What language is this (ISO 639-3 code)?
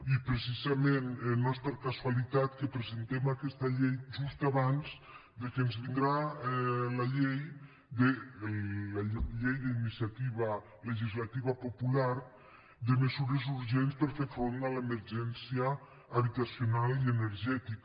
cat